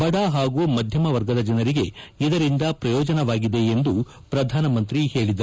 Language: Kannada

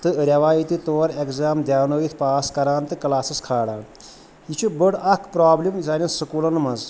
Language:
Kashmiri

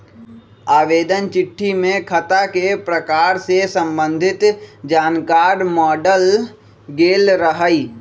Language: Magahi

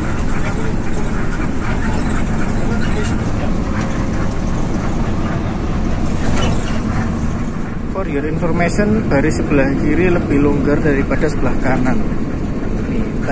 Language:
Indonesian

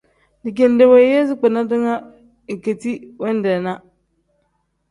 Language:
Tem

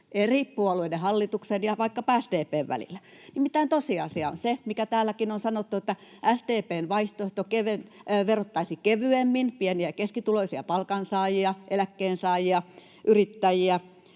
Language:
Finnish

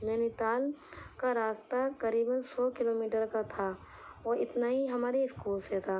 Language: Urdu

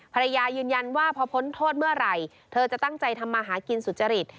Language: Thai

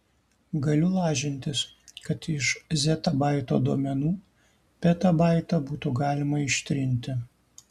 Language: Lithuanian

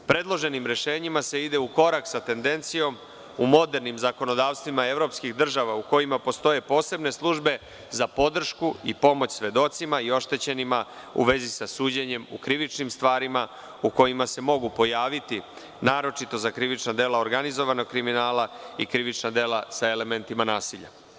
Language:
Serbian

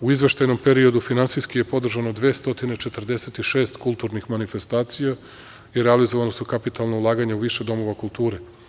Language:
Serbian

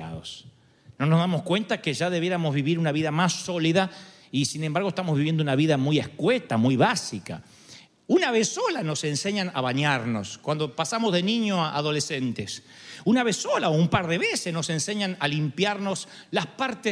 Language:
Spanish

